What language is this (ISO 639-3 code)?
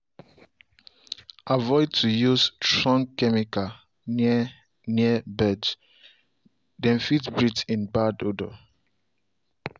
pcm